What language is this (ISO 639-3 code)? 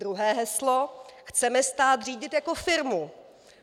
ces